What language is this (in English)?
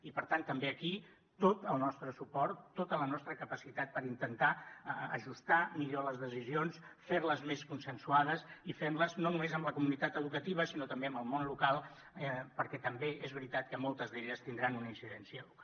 Catalan